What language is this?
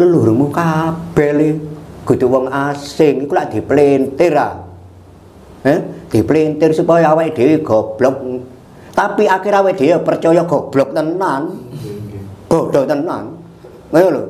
Indonesian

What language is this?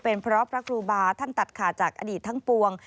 Thai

